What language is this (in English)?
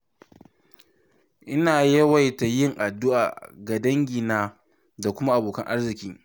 Hausa